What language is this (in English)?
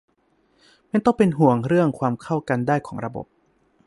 Thai